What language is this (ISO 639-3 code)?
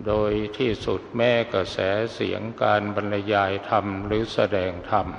tha